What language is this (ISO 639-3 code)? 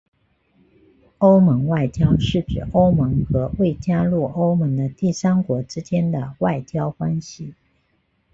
zho